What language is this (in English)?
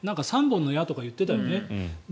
Japanese